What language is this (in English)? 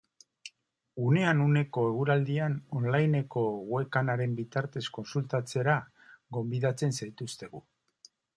Basque